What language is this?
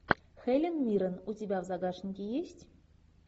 Russian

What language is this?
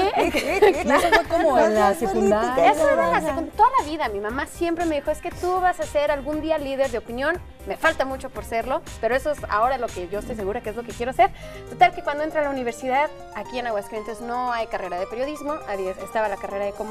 Spanish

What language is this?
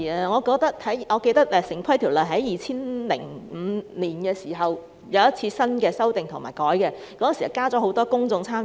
Cantonese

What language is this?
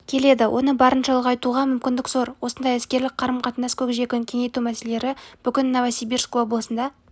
Kazakh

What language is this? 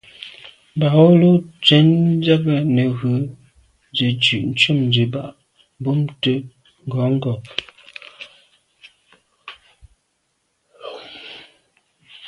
Medumba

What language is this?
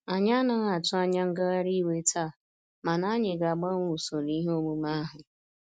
Igbo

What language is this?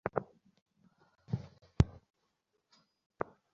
Bangla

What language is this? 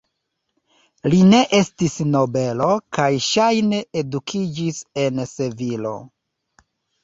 Esperanto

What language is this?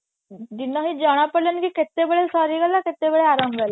Odia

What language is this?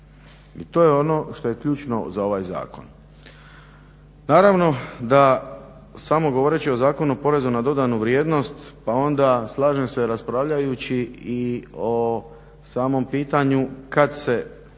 Croatian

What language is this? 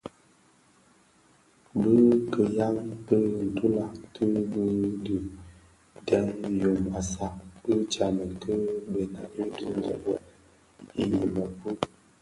Bafia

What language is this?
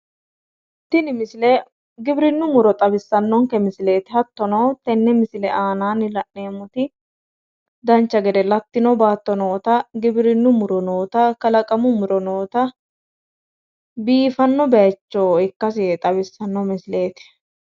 Sidamo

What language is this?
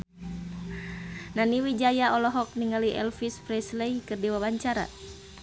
Sundanese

